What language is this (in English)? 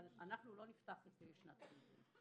Hebrew